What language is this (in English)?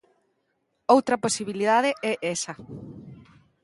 Galician